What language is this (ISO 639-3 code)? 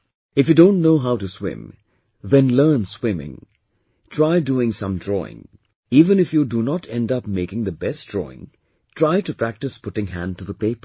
eng